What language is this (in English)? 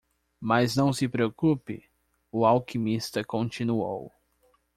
Portuguese